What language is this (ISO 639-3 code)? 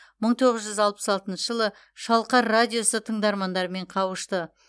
kaz